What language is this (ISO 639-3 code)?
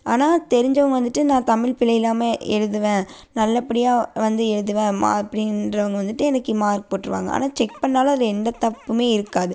tam